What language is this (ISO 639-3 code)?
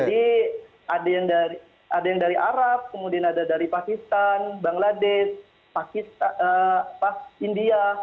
ind